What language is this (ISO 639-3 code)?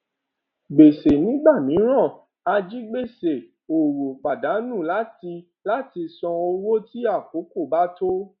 yor